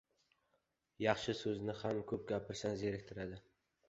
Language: Uzbek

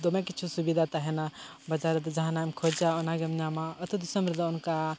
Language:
Santali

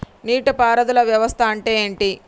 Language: Telugu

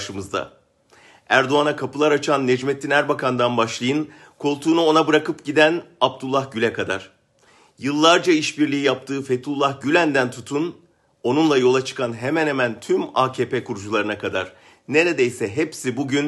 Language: Turkish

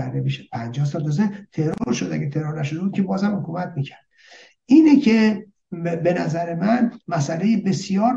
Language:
Persian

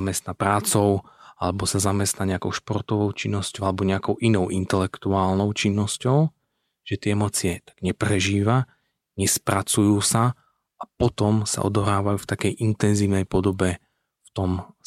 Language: Slovak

